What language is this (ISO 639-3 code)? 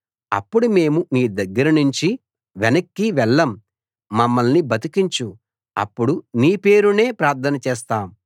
tel